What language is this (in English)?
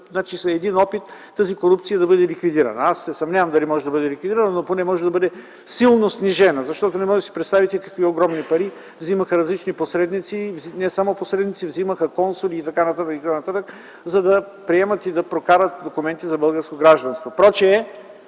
Bulgarian